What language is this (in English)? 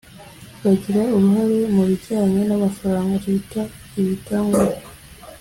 Kinyarwanda